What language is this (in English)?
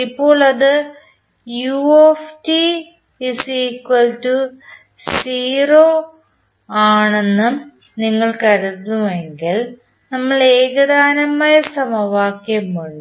Malayalam